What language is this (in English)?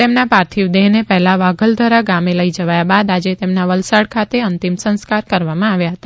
Gujarati